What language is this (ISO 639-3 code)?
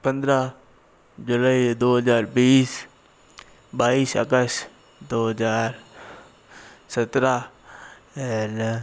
hin